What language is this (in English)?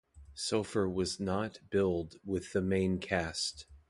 English